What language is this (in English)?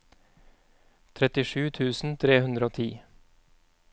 Norwegian